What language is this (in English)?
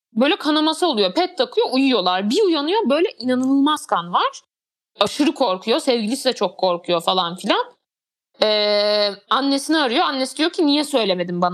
Turkish